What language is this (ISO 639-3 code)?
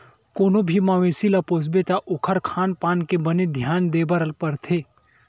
hne